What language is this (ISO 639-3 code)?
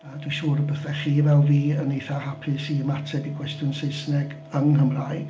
cym